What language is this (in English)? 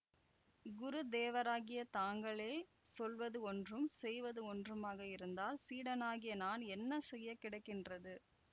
Tamil